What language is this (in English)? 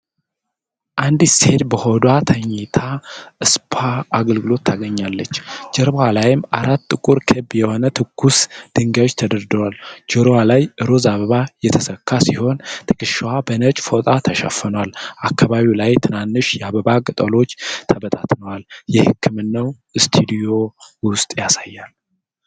Amharic